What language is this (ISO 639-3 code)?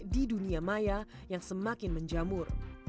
ind